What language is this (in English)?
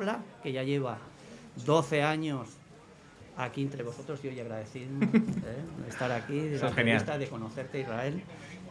Spanish